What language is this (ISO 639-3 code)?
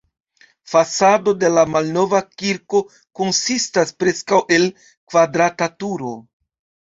epo